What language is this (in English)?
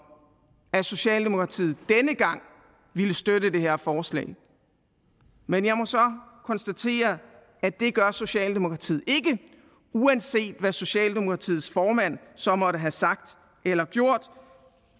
Danish